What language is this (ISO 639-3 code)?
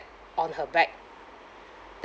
eng